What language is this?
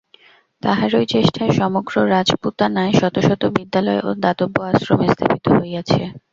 Bangla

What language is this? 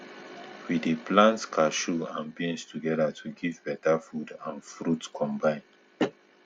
Nigerian Pidgin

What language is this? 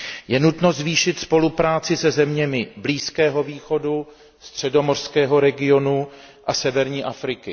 Czech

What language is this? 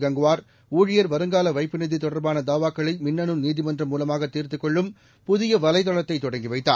Tamil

